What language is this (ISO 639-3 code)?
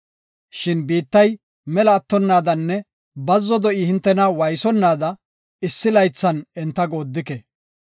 gof